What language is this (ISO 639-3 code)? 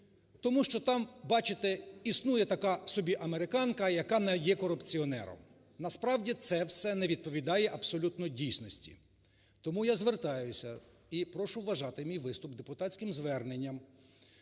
ukr